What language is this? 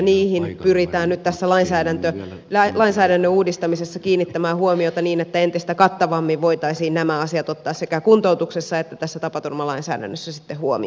Finnish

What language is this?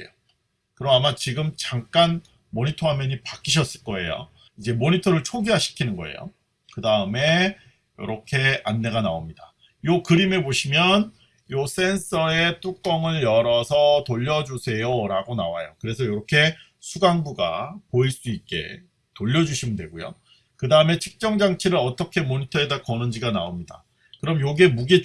Korean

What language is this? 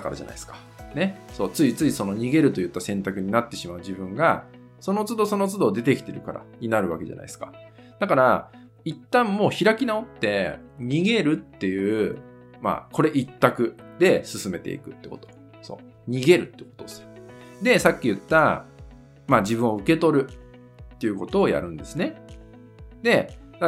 Japanese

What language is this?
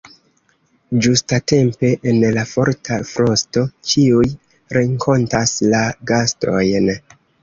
Esperanto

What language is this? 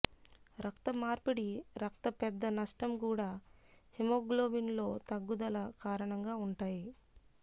Telugu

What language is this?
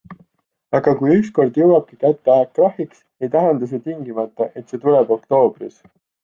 Estonian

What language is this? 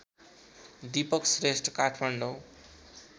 Nepali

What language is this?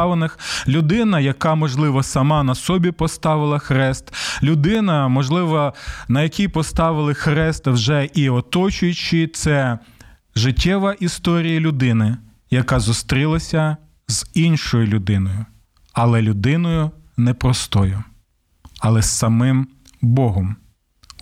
Ukrainian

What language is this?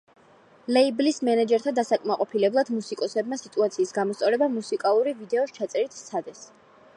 Georgian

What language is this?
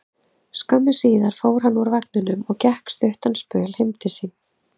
Icelandic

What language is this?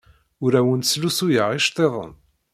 Kabyle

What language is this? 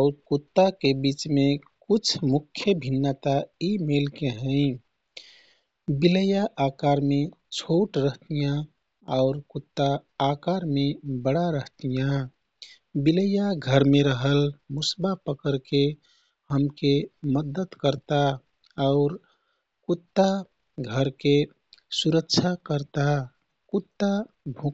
Kathoriya Tharu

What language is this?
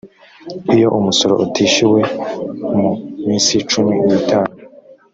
Kinyarwanda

